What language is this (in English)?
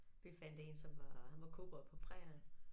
Danish